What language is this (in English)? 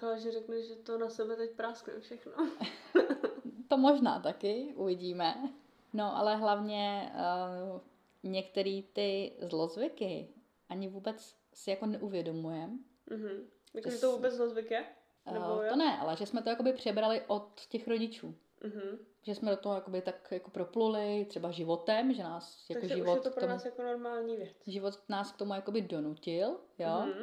Czech